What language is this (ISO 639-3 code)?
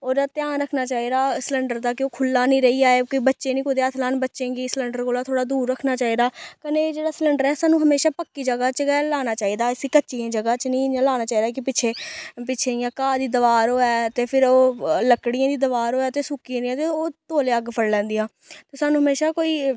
doi